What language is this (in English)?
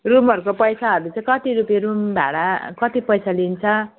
Nepali